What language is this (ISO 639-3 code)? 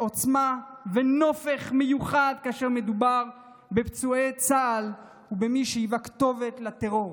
heb